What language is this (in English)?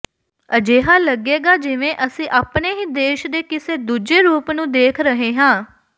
Punjabi